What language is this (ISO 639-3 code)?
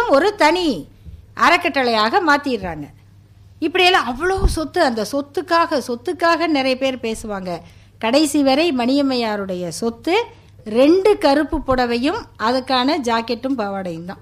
tam